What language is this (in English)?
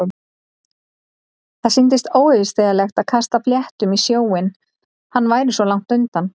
Icelandic